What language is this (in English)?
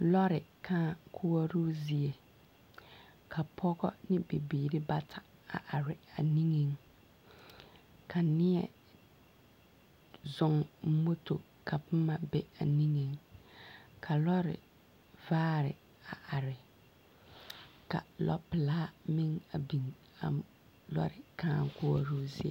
Southern Dagaare